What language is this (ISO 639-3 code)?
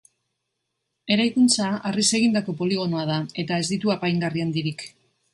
eus